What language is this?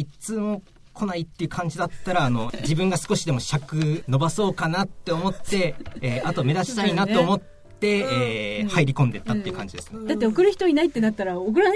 Japanese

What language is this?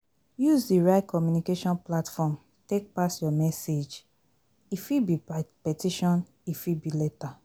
Nigerian Pidgin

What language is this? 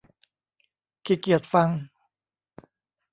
Thai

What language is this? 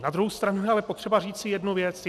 Czech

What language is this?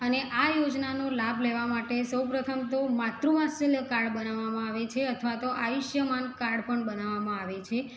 Gujarati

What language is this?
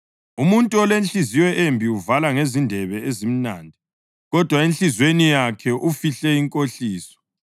North Ndebele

